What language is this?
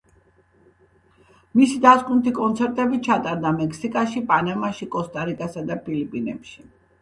Georgian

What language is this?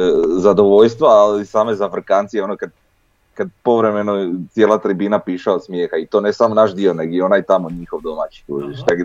Croatian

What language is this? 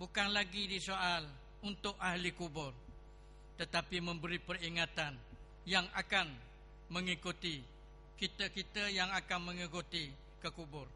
Malay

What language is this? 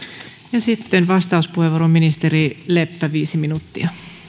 Finnish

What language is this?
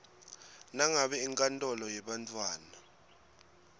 Swati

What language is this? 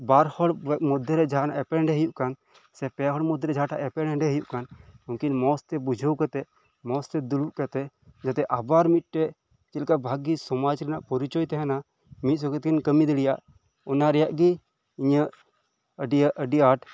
Santali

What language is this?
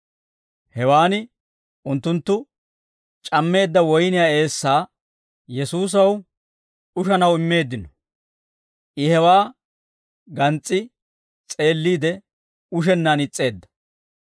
Dawro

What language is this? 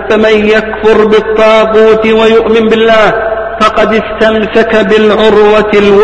Arabic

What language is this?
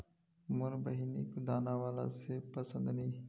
Magahi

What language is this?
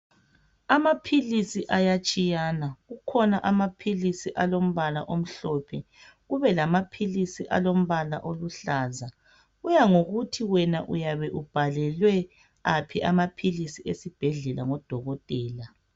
North Ndebele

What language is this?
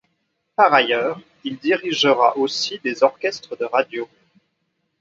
French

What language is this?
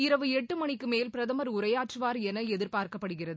Tamil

